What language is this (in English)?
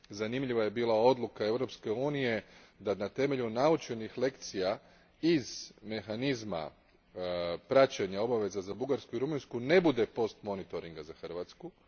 Croatian